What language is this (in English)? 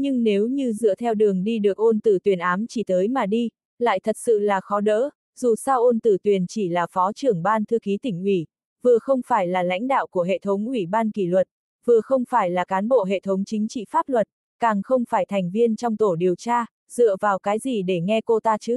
Vietnamese